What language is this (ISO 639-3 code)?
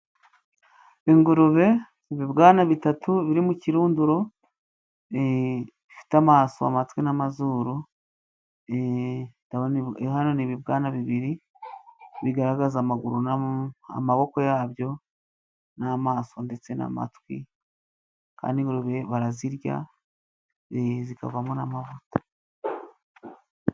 kin